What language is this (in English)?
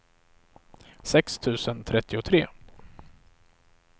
Swedish